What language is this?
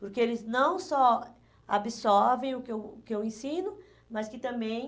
Portuguese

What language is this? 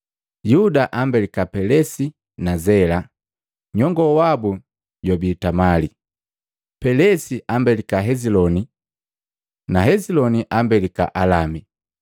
Matengo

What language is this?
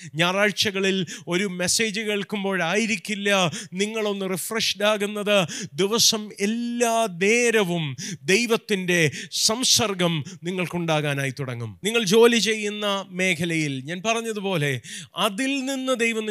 Malayalam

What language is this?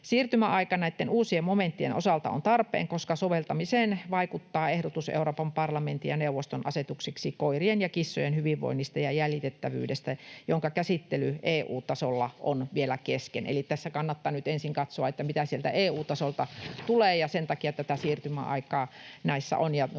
Finnish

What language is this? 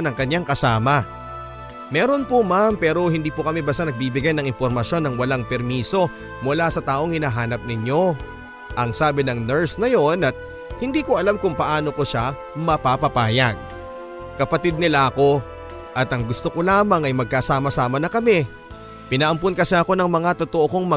Filipino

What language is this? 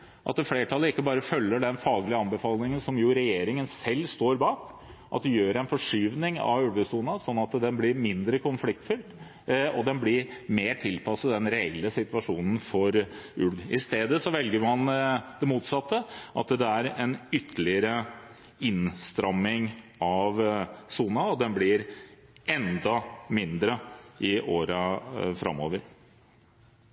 Norwegian Bokmål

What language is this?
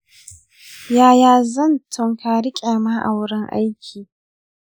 Hausa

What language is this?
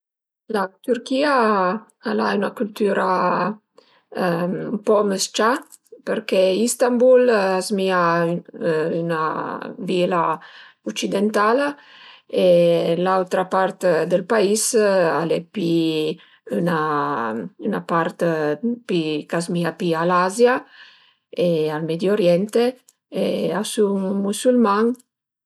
Piedmontese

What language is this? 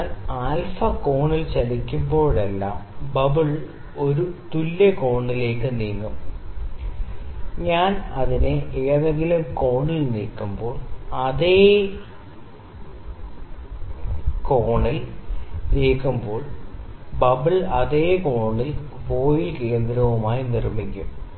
Malayalam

